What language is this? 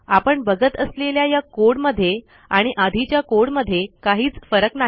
Marathi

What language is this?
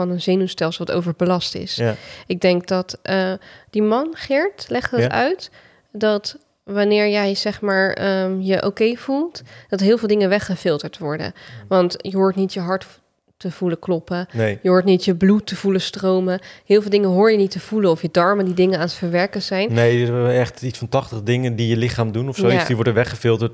Dutch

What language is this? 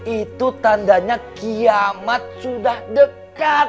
Indonesian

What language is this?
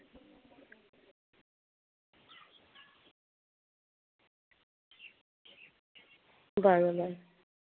Santali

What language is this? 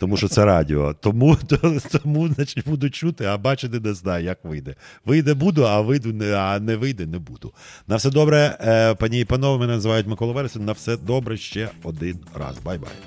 Ukrainian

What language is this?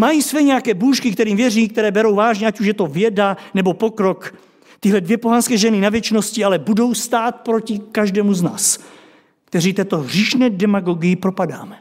Czech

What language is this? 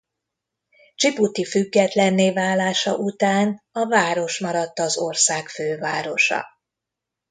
Hungarian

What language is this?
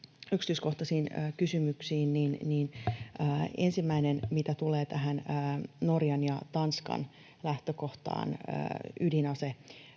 Finnish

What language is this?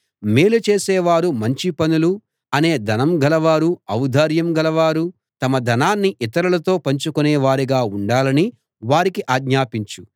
Telugu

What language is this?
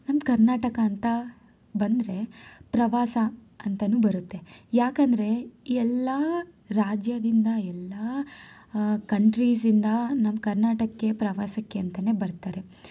Kannada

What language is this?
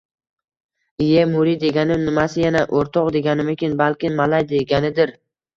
Uzbek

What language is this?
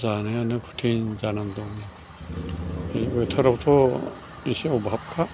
Bodo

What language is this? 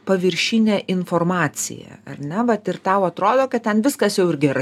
Lithuanian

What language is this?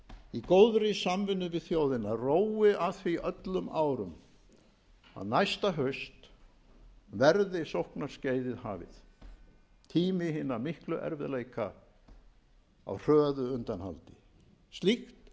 Icelandic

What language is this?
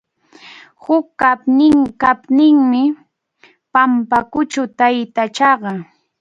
Arequipa-La Unión Quechua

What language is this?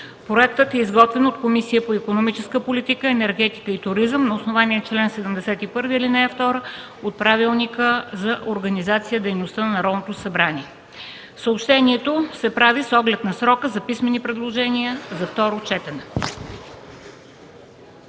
Bulgarian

